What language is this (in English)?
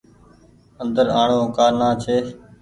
Goaria